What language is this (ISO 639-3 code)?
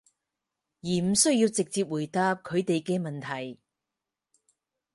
yue